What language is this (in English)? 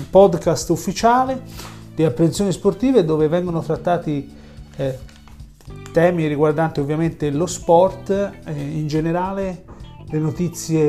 Italian